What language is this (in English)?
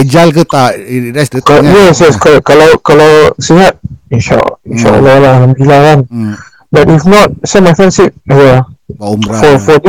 Malay